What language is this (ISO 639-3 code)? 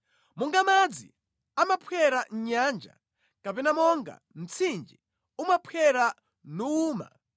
nya